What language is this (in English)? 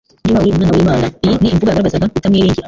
Kinyarwanda